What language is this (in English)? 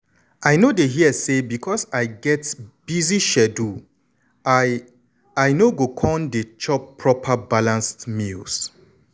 Nigerian Pidgin